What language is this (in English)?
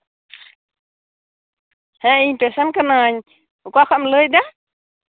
Santali